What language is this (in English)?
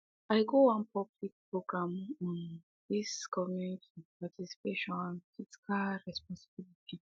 Nigerian Pidgin